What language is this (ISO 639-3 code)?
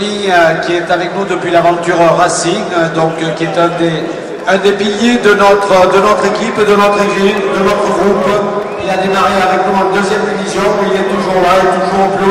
fra